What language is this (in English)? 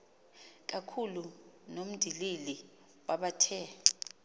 Xhosa